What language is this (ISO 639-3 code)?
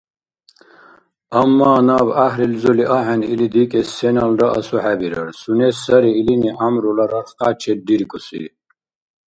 dar